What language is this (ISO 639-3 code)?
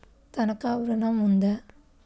tel